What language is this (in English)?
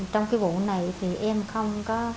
Vietnamese